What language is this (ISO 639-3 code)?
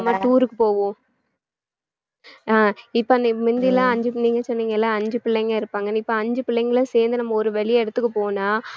tam